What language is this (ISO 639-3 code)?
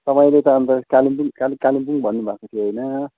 nep